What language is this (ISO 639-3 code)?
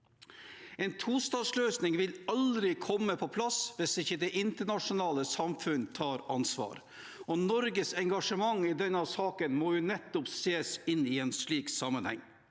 nor